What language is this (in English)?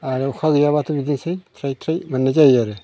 Bodo